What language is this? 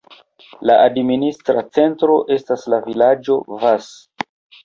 Esperanto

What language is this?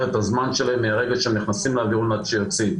Hebrew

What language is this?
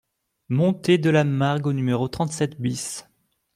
French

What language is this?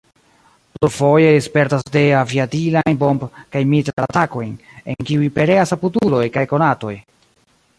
Esperanto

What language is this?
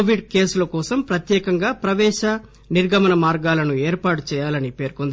Telugu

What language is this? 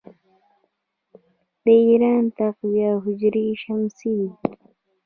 Pashto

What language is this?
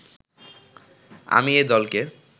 Bangla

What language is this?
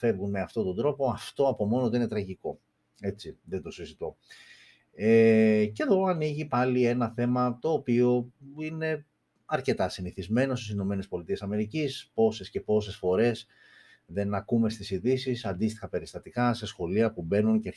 Greek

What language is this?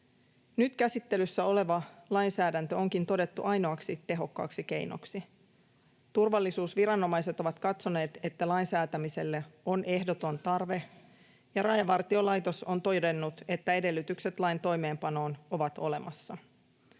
Finnish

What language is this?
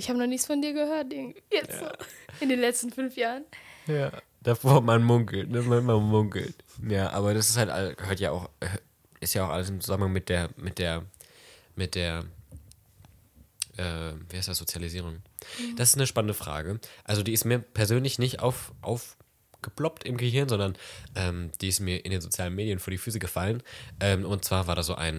German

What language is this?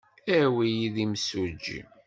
Kabyle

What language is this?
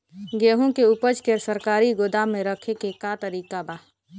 Bhojpuri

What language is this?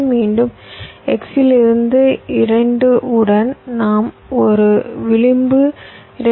Tamil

